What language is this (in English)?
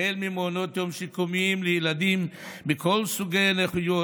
Hebrew